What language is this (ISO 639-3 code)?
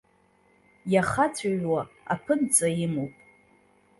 abk